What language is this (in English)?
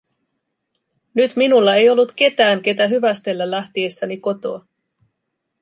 Finnish